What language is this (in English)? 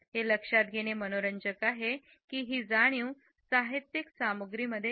Marathi